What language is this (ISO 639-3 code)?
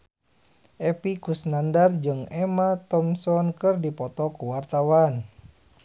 sun